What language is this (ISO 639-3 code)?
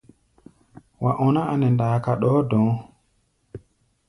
gba